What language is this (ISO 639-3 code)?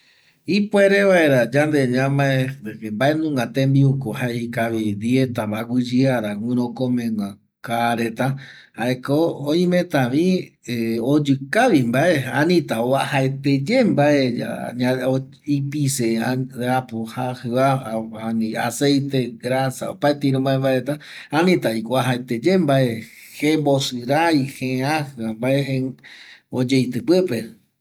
gui